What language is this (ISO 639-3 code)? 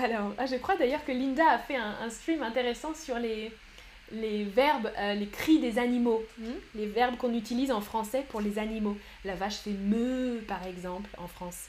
fra